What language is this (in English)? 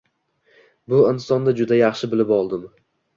Uzbek